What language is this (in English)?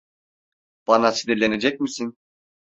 Turkish